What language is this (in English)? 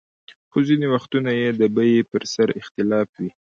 Pashto